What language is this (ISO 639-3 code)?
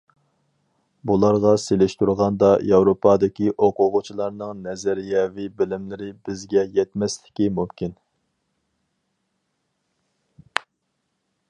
uig